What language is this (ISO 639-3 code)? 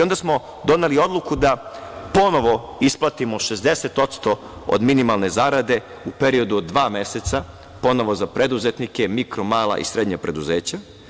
srp